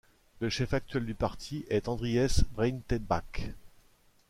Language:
French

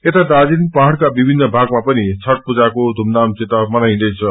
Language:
Nepali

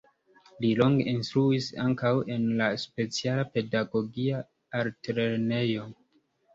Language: Esperanto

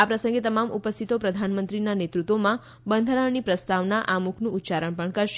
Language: Gujarati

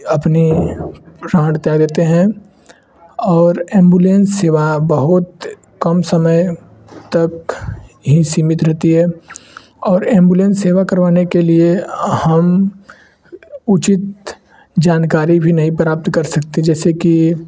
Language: Hindi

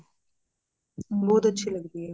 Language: Punjabi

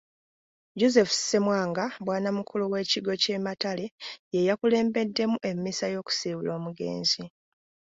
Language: Ganda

